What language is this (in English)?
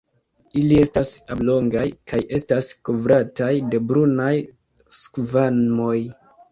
Esperanto